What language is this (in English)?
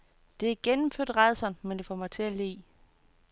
Danish